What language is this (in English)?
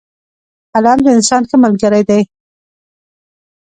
Pashto